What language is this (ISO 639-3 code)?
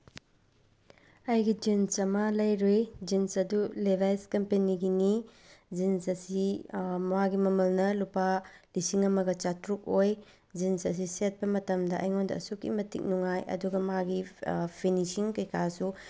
mni